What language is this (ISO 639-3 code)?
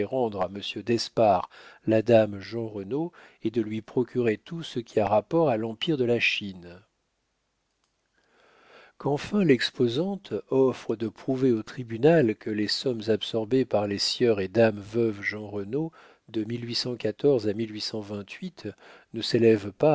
fra